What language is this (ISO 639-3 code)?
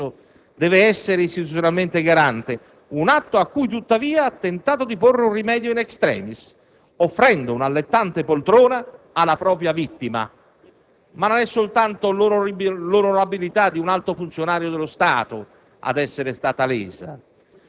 ita